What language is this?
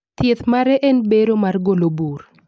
Luo (Kenya and Tanzania)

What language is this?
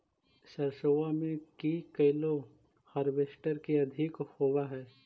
Magahi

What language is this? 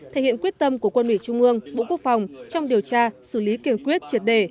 Vietnamese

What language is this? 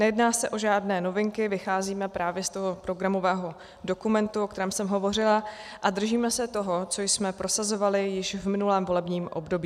Czech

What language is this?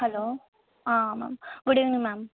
Telugu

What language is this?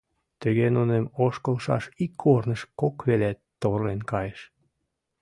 Mari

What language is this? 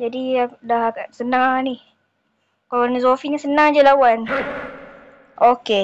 Malay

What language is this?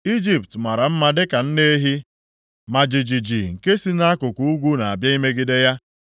Igbo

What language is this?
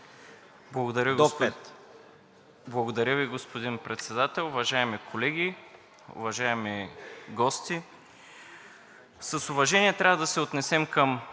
Bulgarian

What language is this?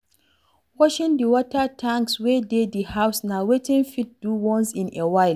Nigerian Pidgin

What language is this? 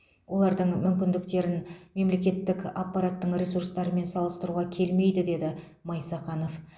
Kazakh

